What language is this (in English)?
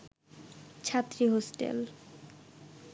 Bangla